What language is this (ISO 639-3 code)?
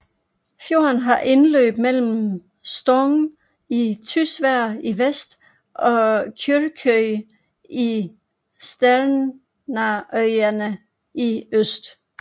dan